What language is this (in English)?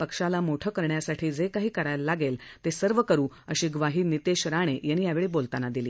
Marathi